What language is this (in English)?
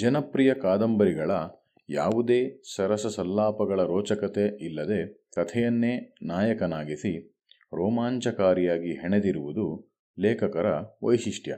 Kannada